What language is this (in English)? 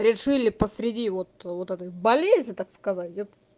Russian